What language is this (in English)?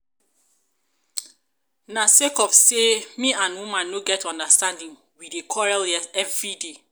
Nigerian Pidgin